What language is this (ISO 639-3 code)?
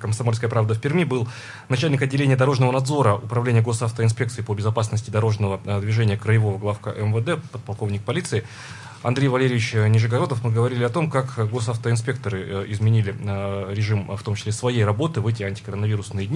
rus